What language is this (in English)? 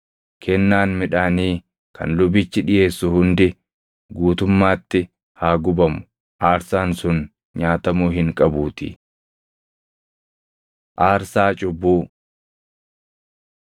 Oromo